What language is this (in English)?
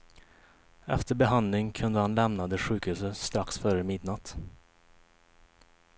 Swedish